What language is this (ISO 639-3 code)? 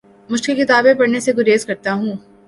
urd